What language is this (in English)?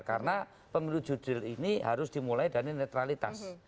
Indonesian